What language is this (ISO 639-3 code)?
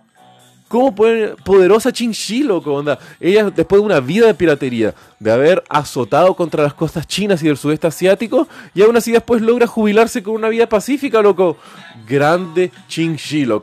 spa